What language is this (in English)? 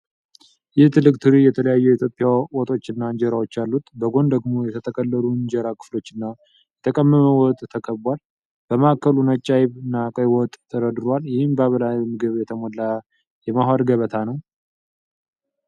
Amharic